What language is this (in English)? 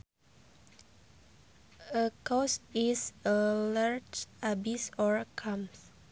Sundanese